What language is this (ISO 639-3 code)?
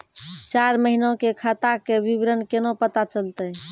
mai